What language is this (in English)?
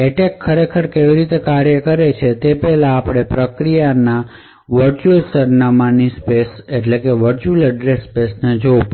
Gujarati